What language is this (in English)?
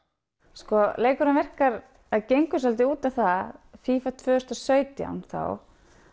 Icelandic